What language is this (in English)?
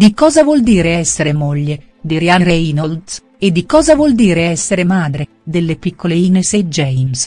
Italian